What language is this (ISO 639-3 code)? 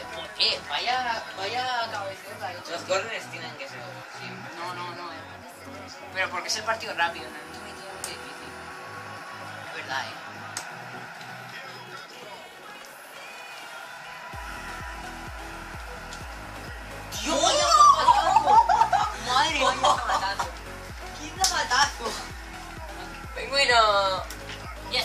spa